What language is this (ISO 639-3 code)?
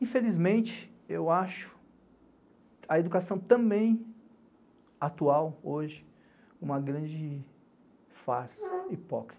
por